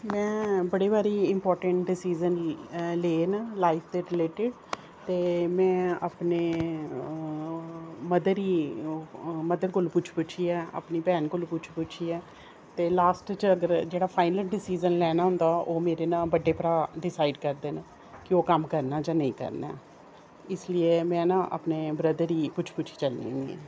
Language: Dogri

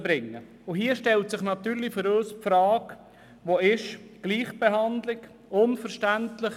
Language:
Swiss German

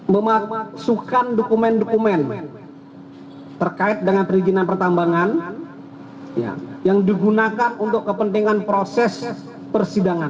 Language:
Indonesian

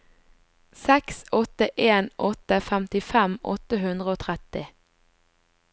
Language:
Norwegian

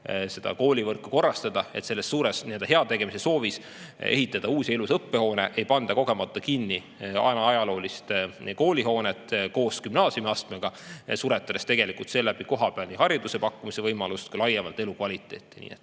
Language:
Estonian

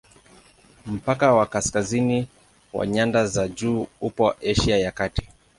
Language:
Swahili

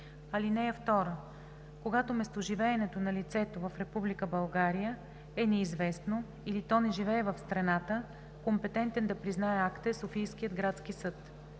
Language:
Bulgarian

